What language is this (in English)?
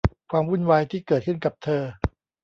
Thai